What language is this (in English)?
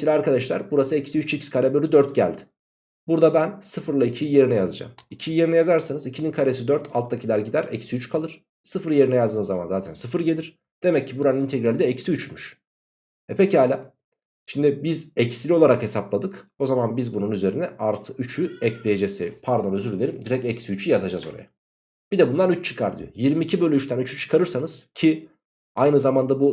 Turkish